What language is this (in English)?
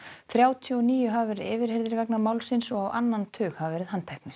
Icelandic